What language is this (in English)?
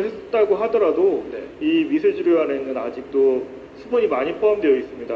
Korean